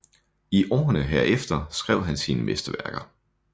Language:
Danish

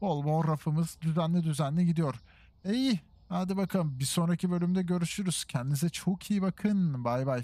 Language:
Turkish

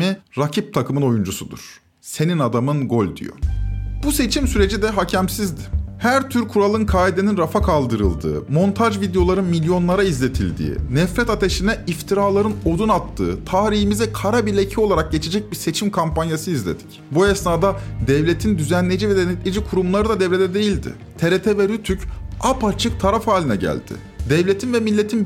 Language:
Turkish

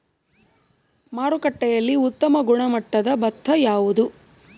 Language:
Kannada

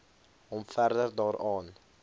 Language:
Afrikaans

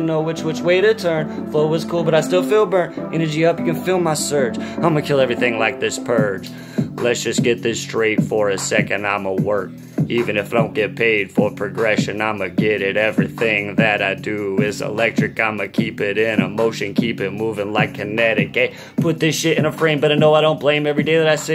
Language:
English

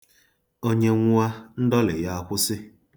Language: Igbo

